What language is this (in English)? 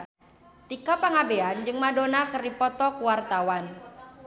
Sundanese